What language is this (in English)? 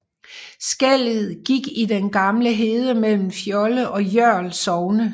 Danish